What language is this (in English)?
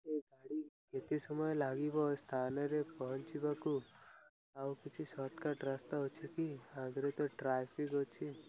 Odia